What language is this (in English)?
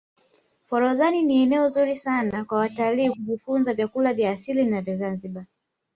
Swahili